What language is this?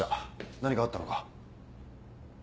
Japanese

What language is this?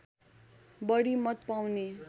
Nepali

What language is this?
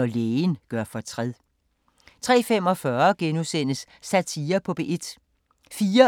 Danish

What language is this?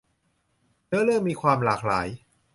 Thai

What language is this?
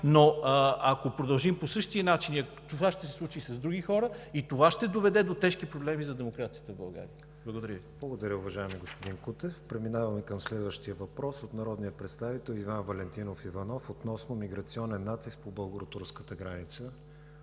Bulgarian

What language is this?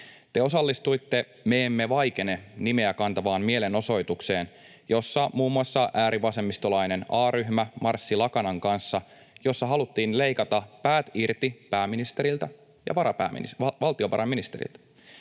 Finnish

